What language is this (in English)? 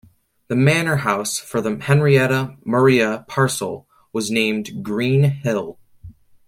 English